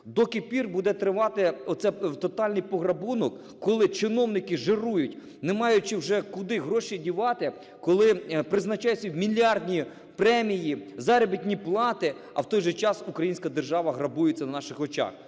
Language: Ukrainian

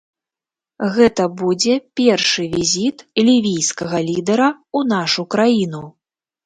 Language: Belarusian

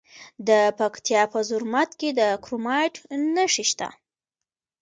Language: Pashto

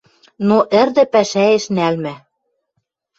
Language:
Western Mari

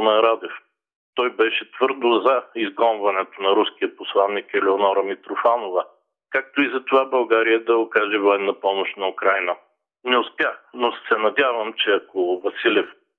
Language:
Bulgarian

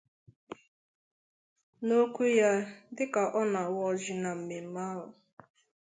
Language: Igbo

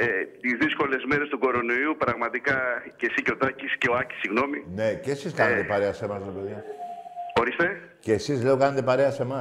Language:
Greek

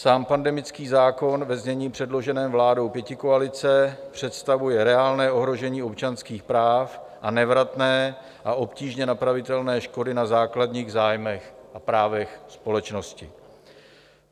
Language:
Czech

